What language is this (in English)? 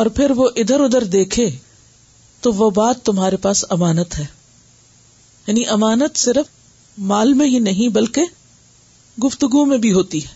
Urdu